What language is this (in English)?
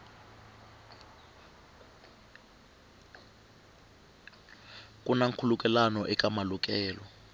Tsonga